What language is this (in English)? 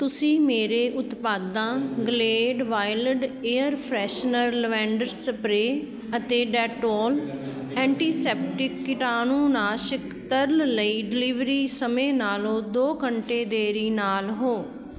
Punjabi